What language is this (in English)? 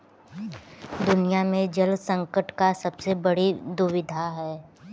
Hindi